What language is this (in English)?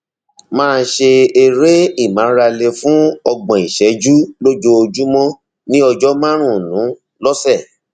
Yoruba